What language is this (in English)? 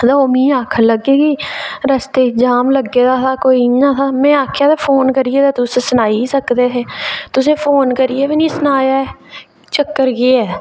Dogri